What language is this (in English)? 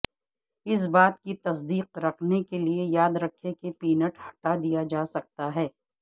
Urdu